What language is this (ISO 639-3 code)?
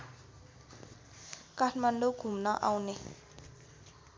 nep